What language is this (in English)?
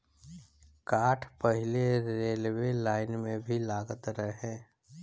Bhojpuri